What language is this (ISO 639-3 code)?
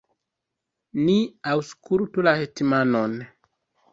epo